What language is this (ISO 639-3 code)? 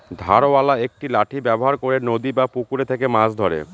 ben